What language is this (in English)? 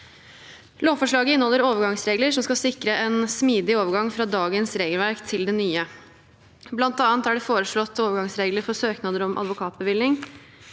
Norwegian